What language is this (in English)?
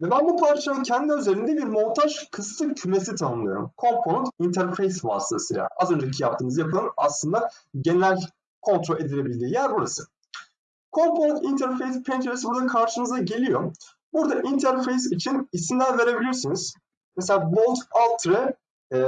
Turkish